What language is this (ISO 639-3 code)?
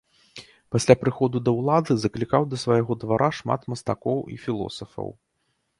bel